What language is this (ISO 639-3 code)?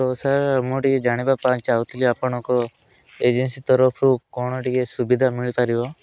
ori